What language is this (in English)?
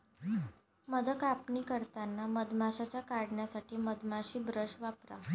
Marathi